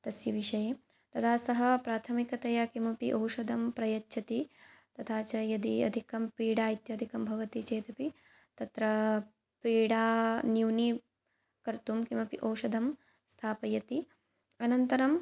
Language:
Sanskrit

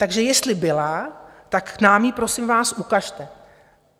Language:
Czech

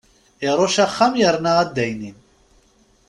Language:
Kabyle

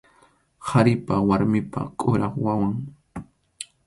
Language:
Arequipa-La Unión Quechua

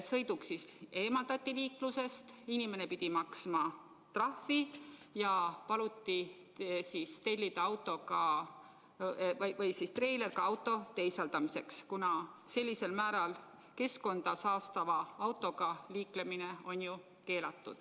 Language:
Estonian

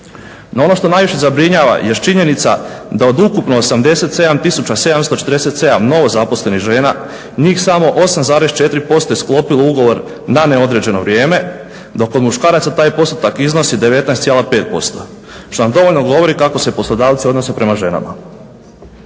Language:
Croatian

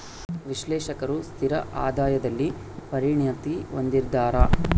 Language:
Kannada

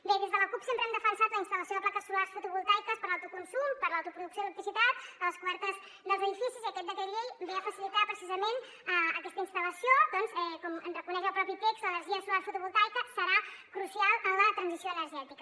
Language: Catalan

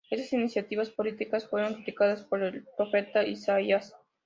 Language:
Spanish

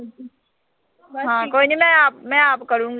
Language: Punjabi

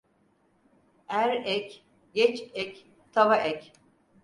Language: Turkish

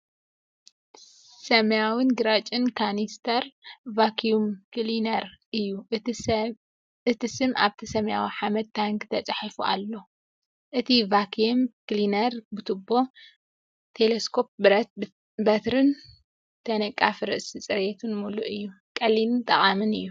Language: Tigrinya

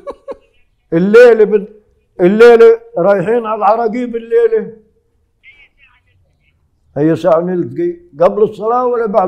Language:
Arabic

